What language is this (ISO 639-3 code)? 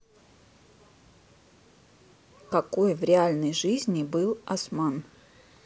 rus